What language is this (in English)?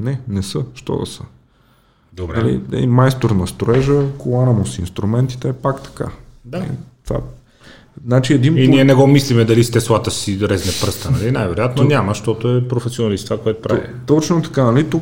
Bulgarian